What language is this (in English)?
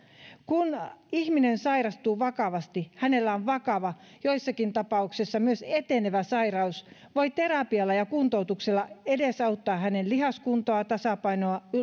Finnish